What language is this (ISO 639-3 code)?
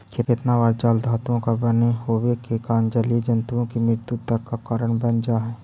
mag